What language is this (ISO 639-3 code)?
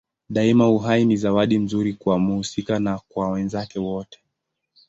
swa